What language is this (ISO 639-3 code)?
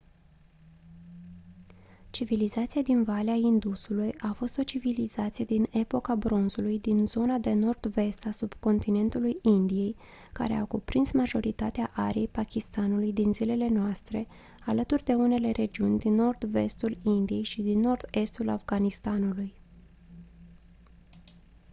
ron